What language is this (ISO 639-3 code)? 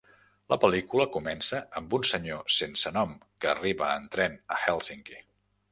cat